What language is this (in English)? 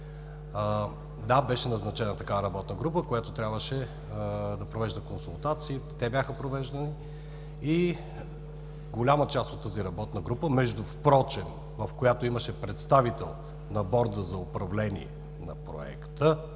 Bulgarian